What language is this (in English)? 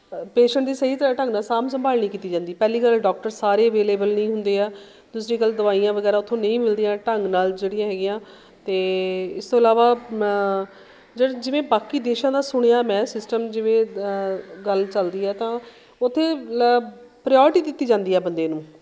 Punjabi